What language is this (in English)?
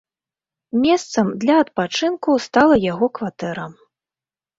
Belarusian